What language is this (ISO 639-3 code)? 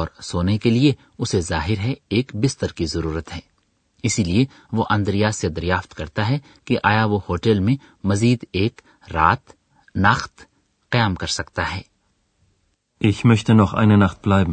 urd